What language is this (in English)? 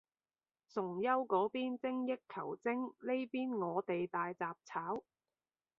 Cantonese